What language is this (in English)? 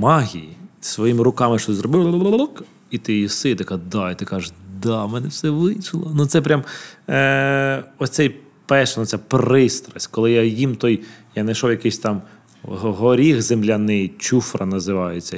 Ukrainian